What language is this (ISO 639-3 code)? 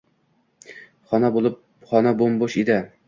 uzb